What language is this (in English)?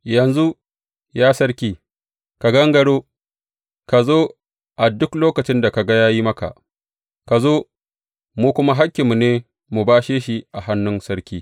Hausa